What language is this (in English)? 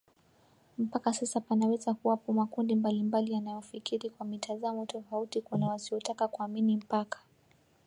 Swahili